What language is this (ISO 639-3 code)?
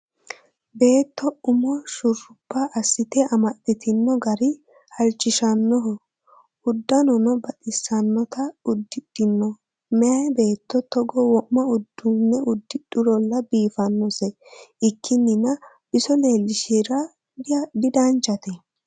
sid